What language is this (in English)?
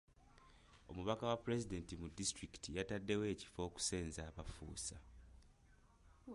Ganda